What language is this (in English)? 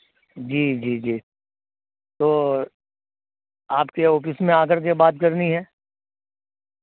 Urdu